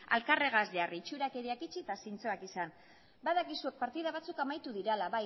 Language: Basque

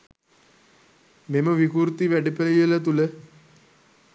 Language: Sinhala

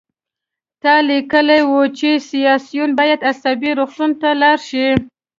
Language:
Pashto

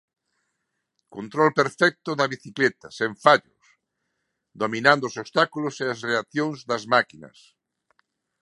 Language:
Galician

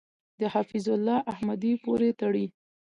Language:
Pashto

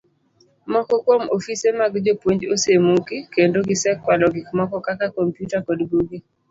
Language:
Luo (Kenya and Tanzania)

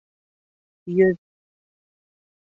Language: Bashkir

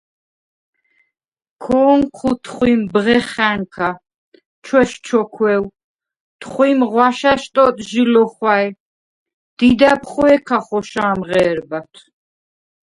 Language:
Svan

